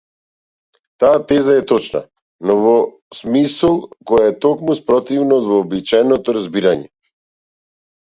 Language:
Macedonian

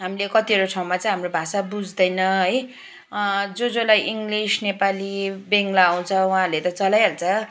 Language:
Nepali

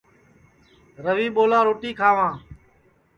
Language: Sansi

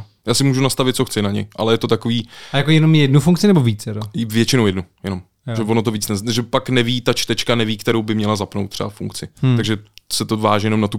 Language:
Czech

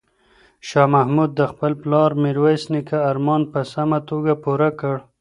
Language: Pashto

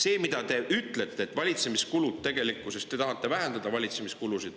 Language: Estonian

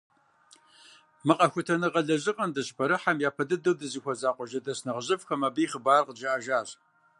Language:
Kabardian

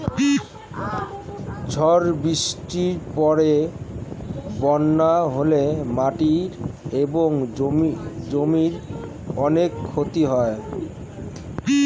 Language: Bangla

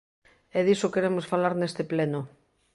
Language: Galician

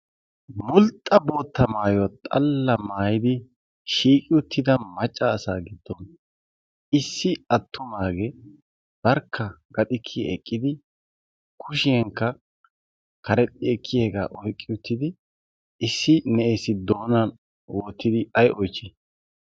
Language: Wolaytta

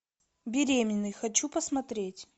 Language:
Russian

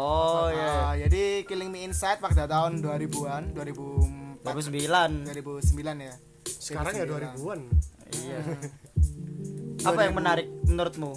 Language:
Indonesian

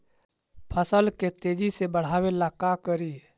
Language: Magahi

